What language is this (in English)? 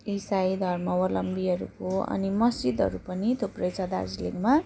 Nepali